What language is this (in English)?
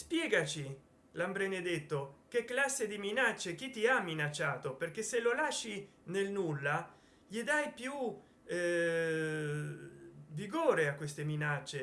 Italian